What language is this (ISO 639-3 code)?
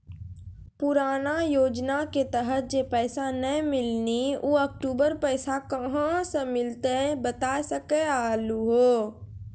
mai